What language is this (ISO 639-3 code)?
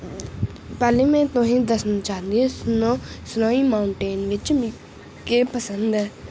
doi